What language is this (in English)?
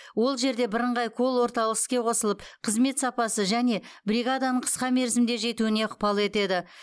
Kazakh